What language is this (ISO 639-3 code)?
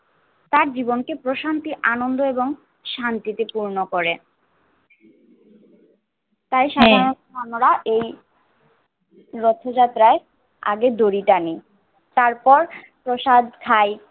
ben